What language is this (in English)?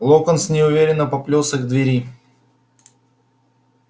Russian